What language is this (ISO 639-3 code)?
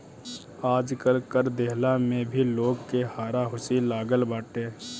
bho